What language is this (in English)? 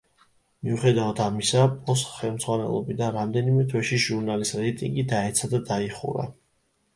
Georgian